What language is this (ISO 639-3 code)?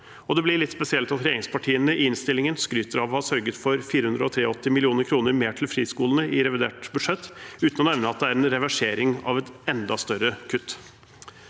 nor